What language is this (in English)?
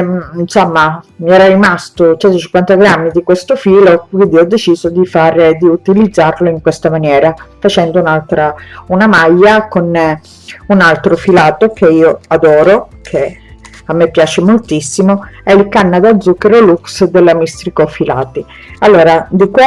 Italian